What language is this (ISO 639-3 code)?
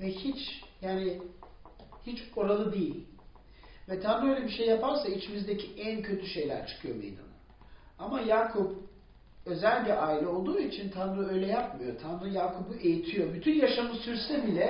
tur